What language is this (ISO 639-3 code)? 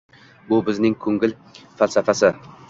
uzb